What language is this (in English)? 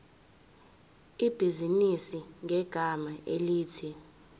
Zulu